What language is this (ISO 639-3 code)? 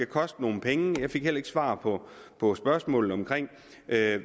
dan